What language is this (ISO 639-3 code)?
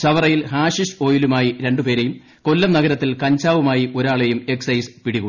mal